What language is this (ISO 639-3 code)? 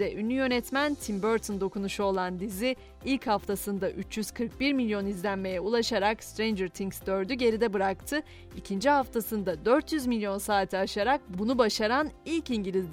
tur